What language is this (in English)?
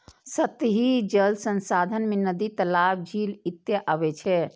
Maithili